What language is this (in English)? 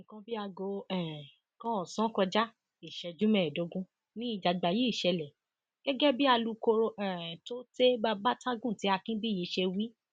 Yoruba